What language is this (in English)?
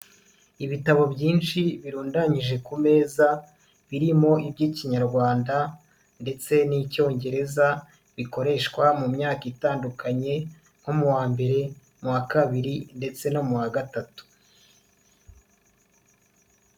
Kinyarwanda